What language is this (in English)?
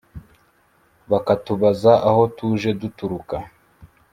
Kinyarwanda